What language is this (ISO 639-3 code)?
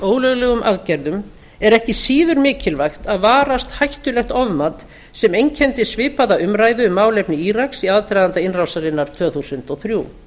isl